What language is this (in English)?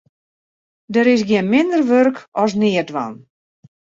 Western Frisian